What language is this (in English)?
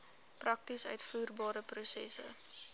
Afrikaans